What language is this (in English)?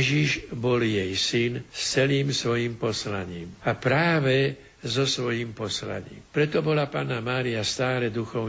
Slovak